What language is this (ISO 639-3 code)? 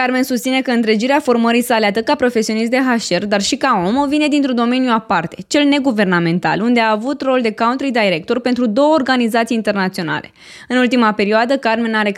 ron